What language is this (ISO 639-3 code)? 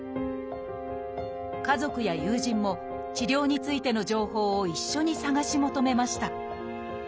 jpn